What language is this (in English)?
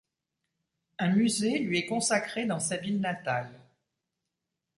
French